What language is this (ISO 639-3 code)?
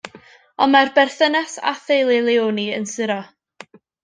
cym